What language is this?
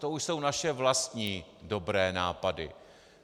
Czech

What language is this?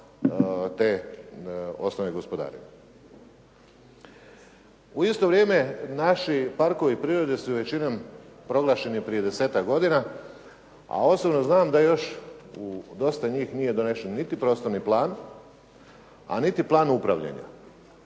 Croatian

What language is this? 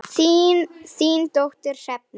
Icelandic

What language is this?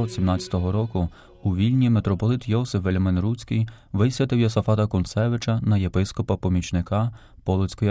Ukrainian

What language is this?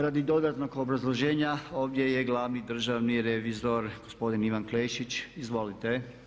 Croatian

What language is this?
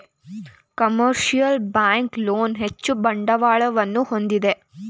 Kannada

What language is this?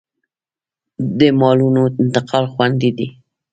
Pashto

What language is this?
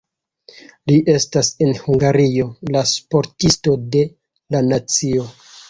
Esperanto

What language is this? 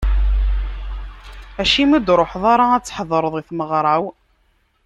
Kabyle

